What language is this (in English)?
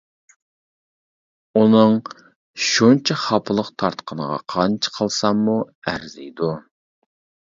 Uyghur